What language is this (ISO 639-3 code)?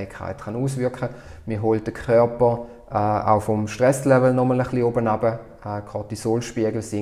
deu